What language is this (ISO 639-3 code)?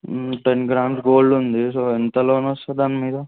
tel